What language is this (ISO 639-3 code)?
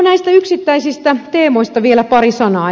fin